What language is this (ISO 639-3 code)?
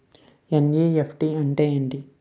tel